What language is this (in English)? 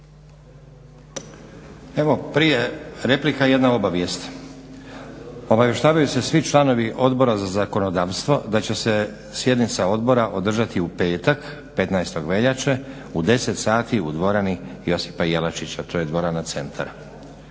Croatian